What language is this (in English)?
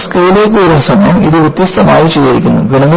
Malayalam